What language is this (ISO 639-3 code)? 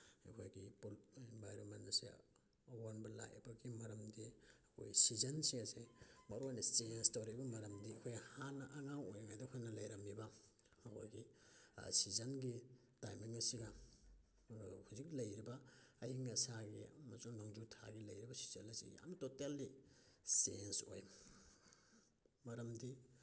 mni